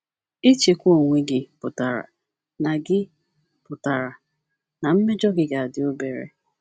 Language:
Igbo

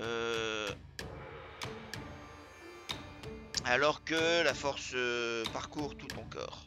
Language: French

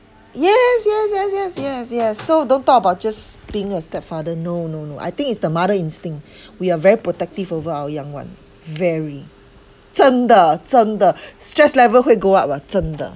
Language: English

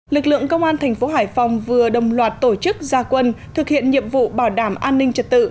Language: Vietnamese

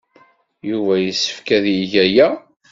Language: Kabyle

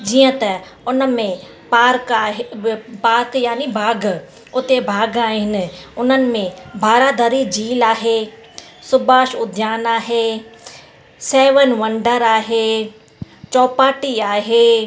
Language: Sindhi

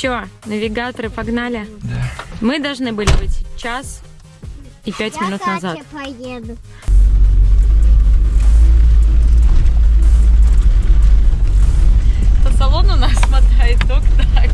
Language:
Russian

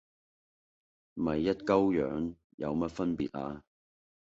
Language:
Cantonese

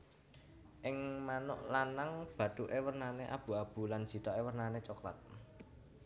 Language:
Javanese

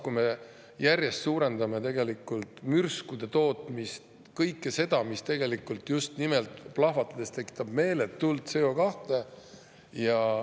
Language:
Estonian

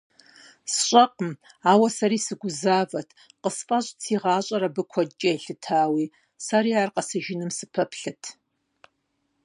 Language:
Kabardian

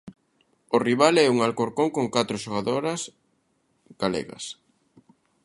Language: Galician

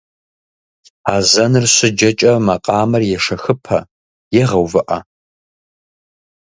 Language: Kabardian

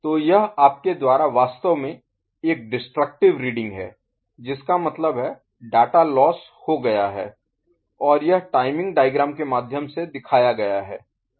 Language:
Hindi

